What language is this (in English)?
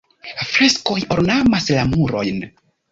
Esperanto